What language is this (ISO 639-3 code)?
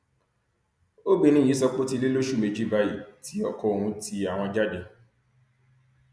yor